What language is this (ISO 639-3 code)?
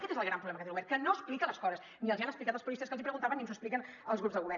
cat